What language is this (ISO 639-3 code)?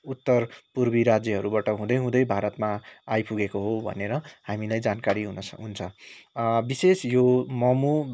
nep